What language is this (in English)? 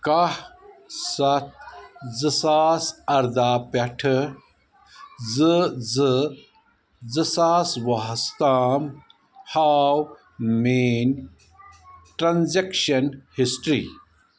Kashmiri